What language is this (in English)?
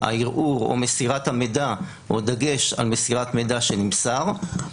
Hebrew